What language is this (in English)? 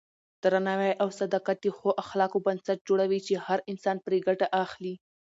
Pashto